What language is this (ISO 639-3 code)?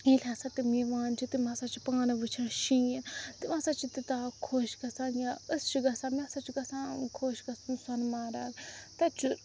kas